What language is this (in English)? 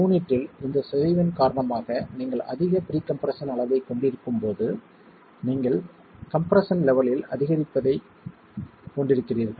Tamil